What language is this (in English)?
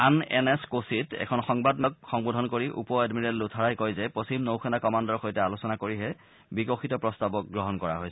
Assamese